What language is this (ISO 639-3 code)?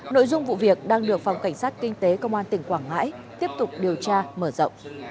vie